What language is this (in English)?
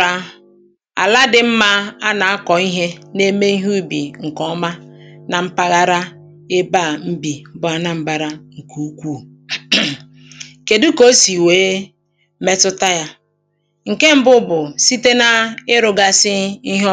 Igbo